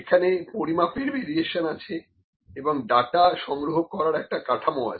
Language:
Bangla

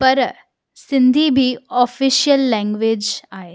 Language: Sindhi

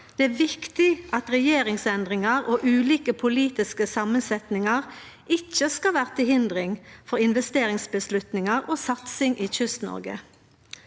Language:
Norwegian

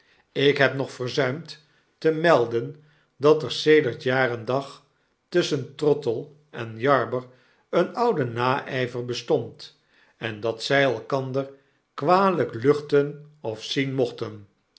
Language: Dutch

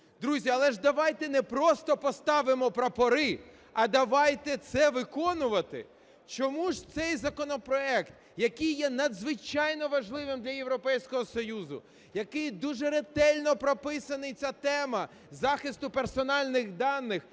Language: Ukrainian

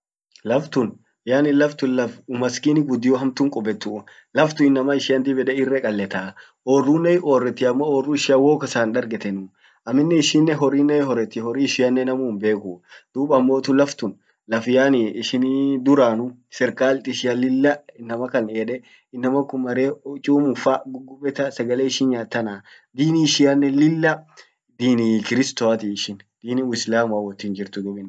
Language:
Orma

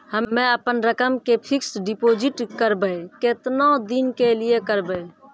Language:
Maithili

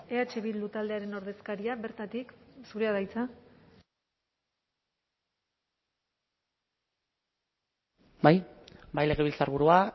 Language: Basque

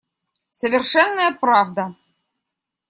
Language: Russian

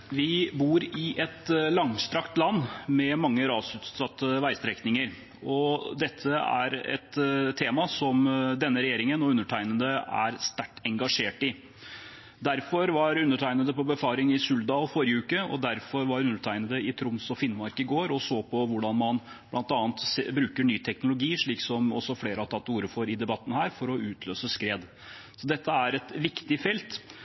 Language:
Norwegian Bokmål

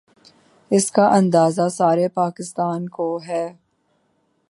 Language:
Urdu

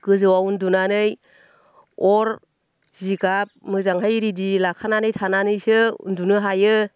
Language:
Bodo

